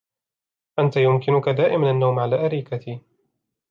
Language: Arabic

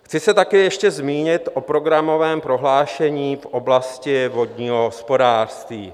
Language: Czech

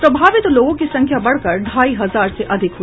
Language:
Hindi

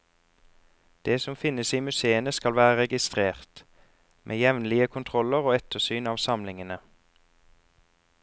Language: Norwegian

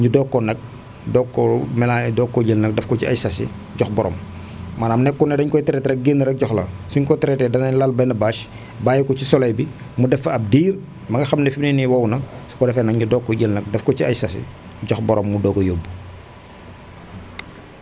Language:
Wolof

